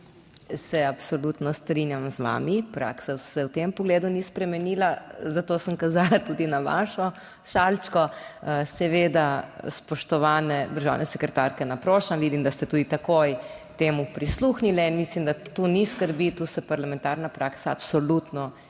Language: Slovenian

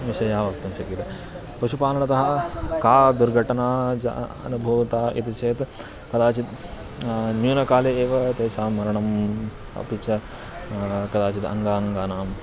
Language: Sanskrit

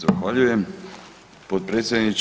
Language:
Croatian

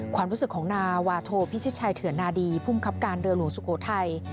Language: Thai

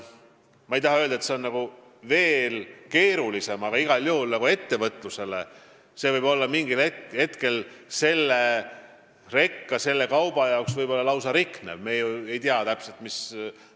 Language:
Estonian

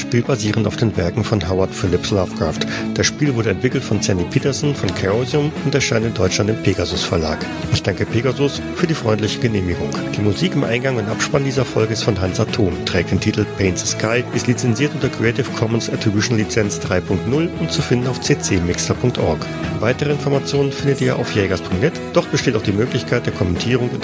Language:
German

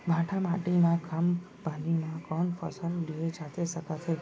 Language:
Chhattisgarhi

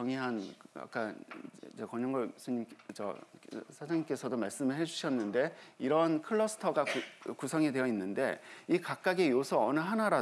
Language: Korean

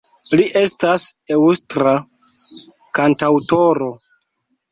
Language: Esperanto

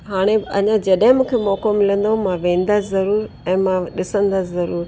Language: Sindhi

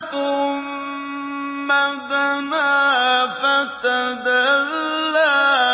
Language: Arabic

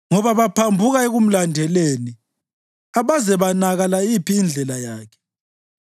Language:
North Ndebele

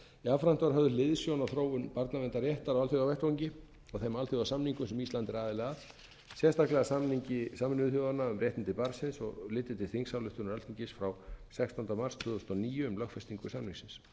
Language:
Icelandic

